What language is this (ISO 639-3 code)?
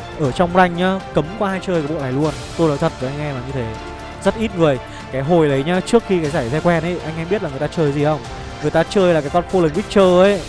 vie